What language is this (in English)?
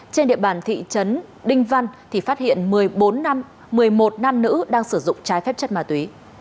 Vietnamese